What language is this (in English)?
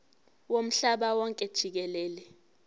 Zulu